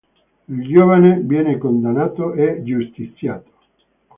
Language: Italian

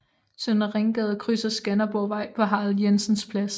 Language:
Danish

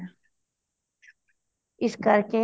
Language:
Punjabi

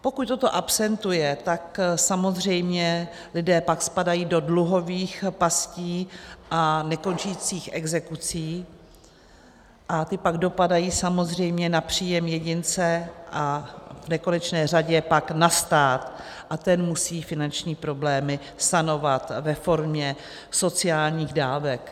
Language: Czech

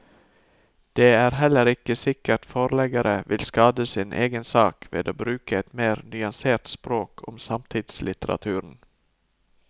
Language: Norwegian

